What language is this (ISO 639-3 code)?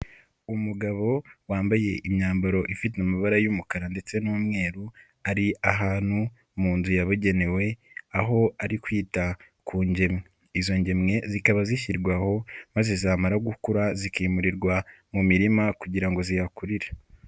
kin